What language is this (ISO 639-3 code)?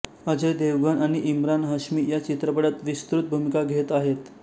mar